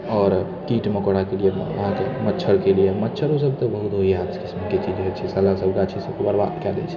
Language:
Maithili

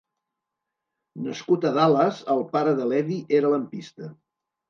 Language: Catalan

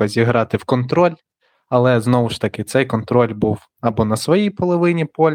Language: Ukrainian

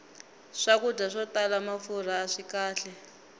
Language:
Tsonga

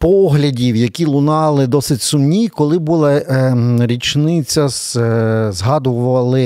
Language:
Ukrainian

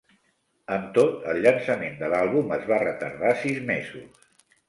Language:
Catalan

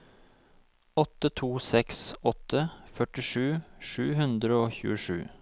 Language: Norwegian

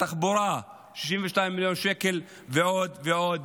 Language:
Hebrew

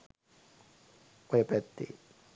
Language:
Sinhala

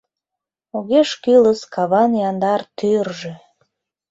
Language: Mari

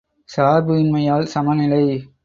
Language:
Tamil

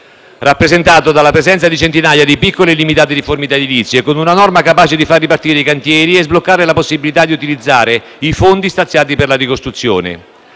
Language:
Italian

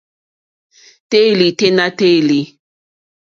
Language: Mokpwe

